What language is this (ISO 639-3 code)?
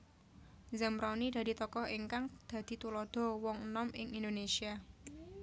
jav